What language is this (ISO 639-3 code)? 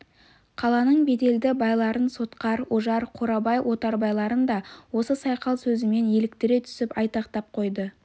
kaz